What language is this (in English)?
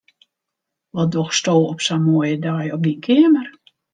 Western Frisian